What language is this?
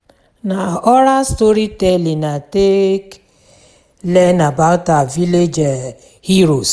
Nigerian Pidgin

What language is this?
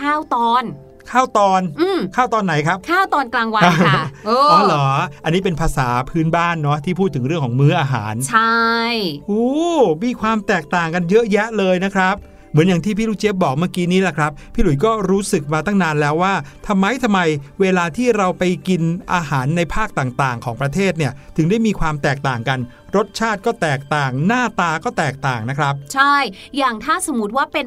Thai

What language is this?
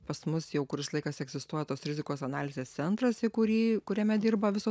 Lithuanian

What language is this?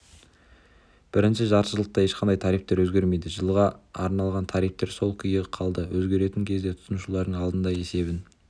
Kazakh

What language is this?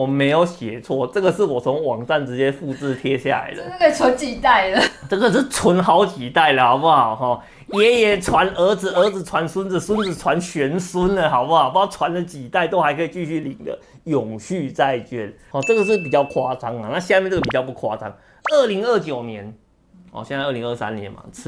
Chinese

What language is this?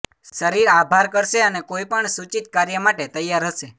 Gujarati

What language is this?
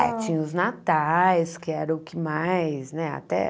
Portuguese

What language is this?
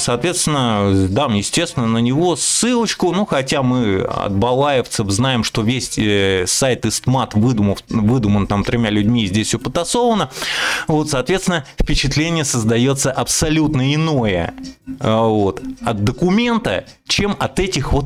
Russian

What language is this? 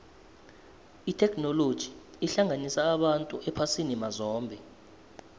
South Ndebele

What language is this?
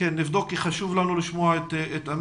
Hebrew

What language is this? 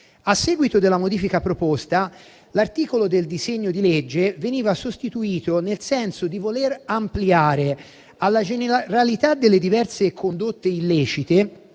Italian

